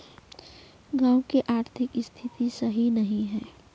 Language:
Magahi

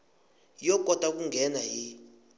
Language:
Tsonga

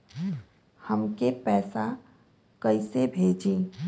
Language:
Bhojpuri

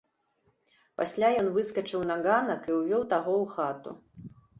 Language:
Belarusian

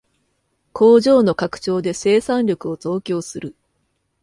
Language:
Japanese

